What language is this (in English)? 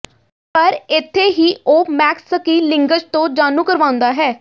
Punjabi